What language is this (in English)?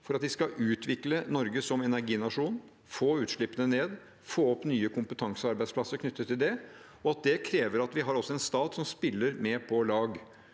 Norwegian